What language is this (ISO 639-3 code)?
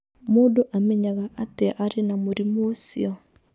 kik